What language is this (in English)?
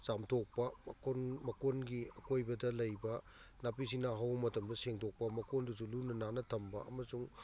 Manipuri